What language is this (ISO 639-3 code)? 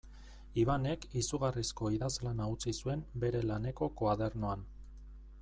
eus